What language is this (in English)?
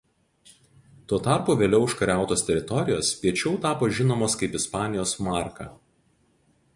Lithuanian